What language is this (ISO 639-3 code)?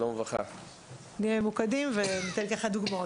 heb